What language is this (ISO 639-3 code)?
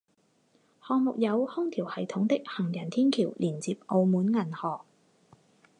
zho